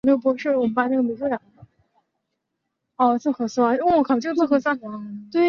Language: Chinese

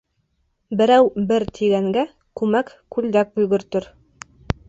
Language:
Bashkir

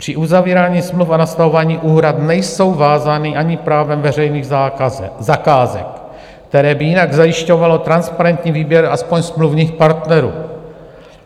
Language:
Czech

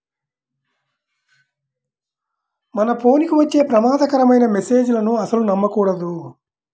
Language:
Telugu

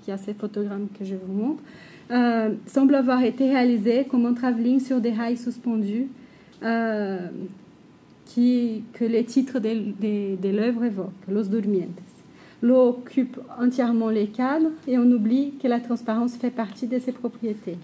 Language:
French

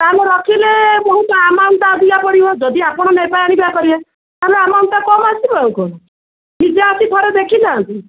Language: Odia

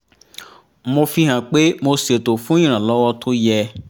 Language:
Yoruba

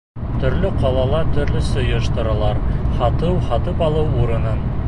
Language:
Bashkir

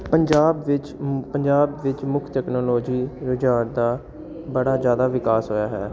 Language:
Punjabi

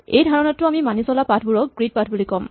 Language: Assamese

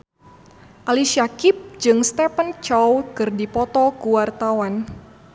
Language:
Sundanese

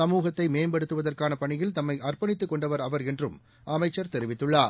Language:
Tamil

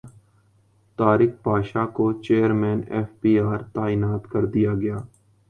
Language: Urdu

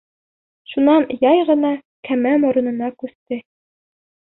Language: Bashkir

